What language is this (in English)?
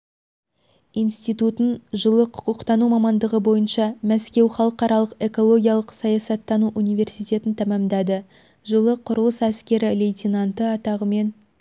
Kazakh